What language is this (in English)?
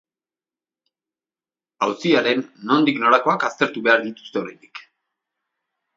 Basque